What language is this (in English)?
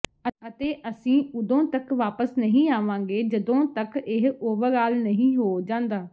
Punjabi